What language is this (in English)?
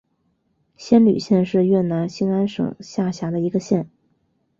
Chinese